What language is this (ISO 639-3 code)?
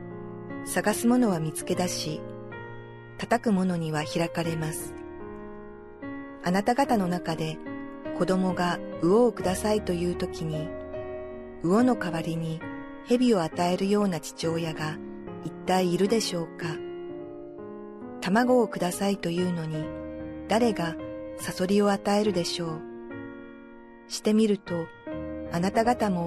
jpn